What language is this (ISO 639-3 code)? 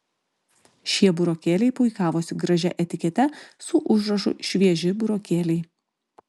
lit